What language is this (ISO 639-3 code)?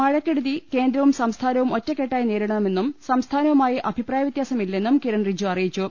mal